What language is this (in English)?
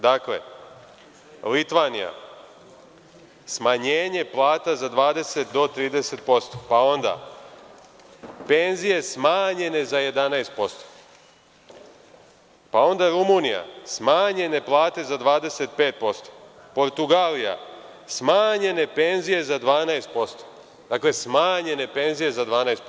Serbian